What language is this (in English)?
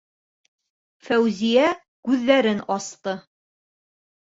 Bashkir